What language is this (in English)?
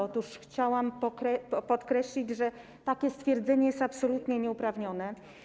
Polish